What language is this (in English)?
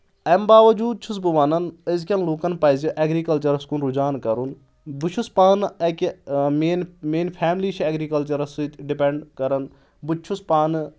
Kashmiri